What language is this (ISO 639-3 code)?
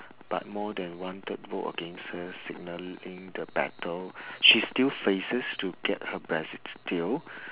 eng